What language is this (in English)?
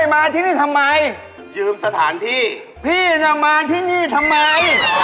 Thai